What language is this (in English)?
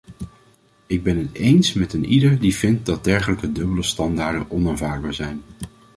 Dutch